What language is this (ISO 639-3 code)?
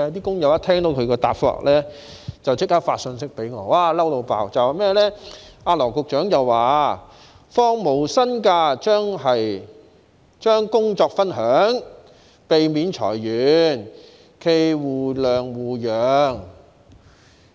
yue